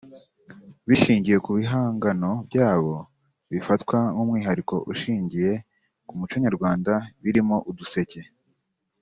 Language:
Kinyarwanda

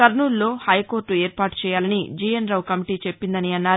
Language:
Telugu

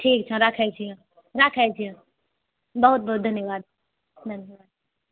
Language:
Maithili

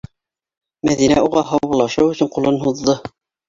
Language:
Bashkir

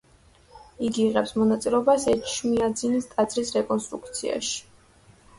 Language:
Georgian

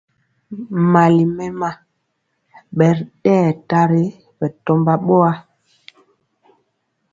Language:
Mpiemo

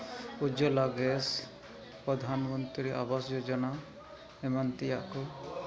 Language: Santali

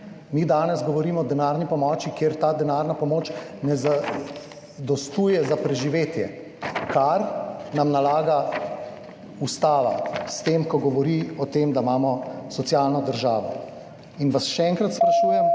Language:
Slovenian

